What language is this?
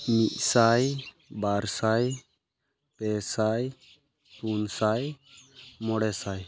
Santali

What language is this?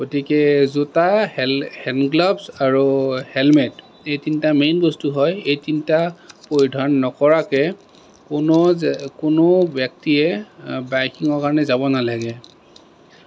Assamese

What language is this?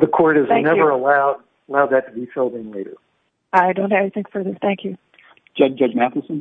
English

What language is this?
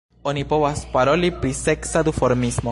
Esperanto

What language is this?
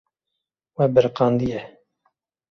Kurdish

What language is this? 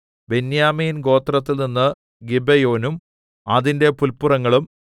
Malayalam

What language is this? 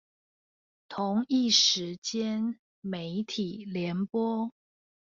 Chinese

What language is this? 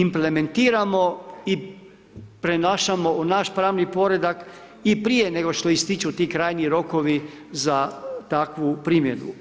Croatian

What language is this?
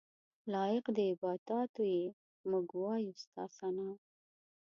Pashto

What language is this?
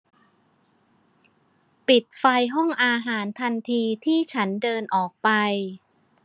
Thai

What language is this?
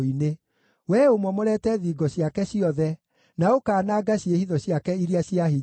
Kikuyu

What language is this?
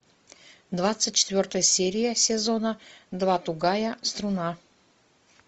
Russian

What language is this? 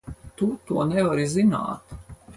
Latvian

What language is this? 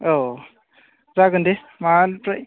Bodo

